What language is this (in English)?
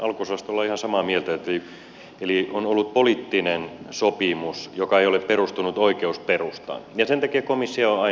Finnish